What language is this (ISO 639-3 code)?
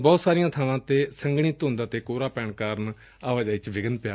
pan